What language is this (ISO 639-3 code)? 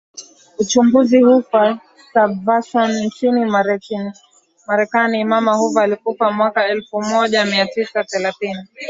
swa